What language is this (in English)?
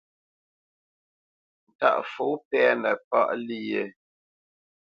Bamenyam